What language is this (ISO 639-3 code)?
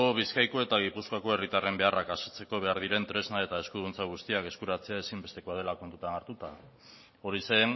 eus